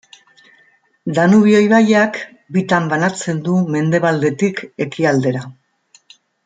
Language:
Basque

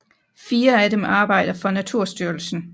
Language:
Danish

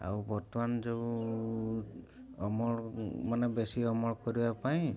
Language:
Odia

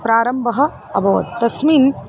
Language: Sanskrit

